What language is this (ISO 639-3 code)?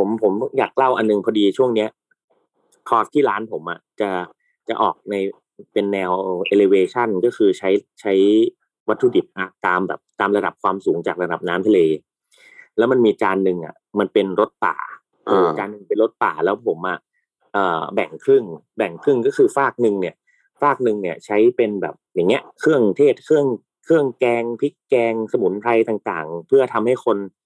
tha